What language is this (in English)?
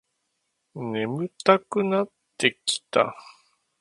Japanese